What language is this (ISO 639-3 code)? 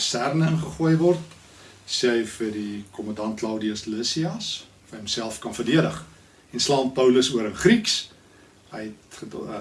nld